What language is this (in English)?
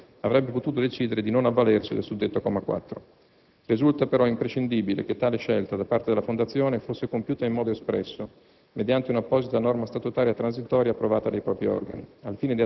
Italian